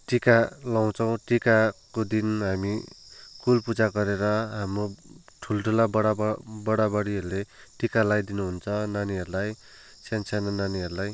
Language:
Nepali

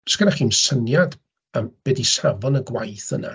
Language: Welsh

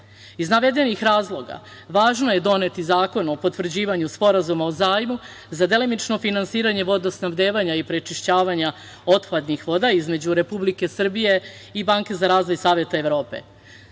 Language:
Serbian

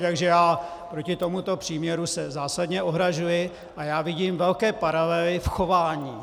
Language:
Czech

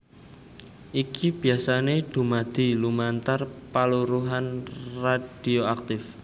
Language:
Javanese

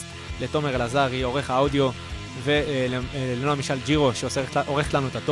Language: Hebrew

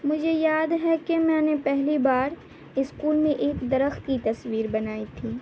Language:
Urdu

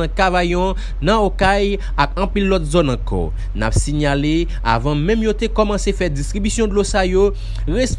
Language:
French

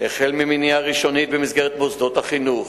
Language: Hebrew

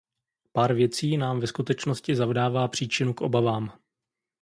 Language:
Czech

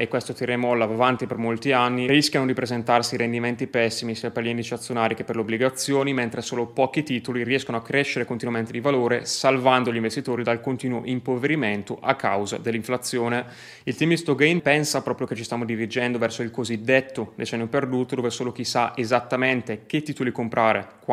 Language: Italian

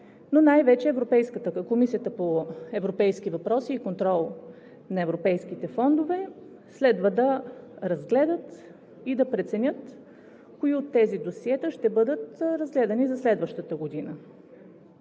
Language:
Bulgarian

